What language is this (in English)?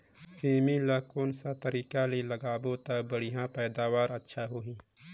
Chhattisgarhi